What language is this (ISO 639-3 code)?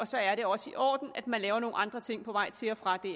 dan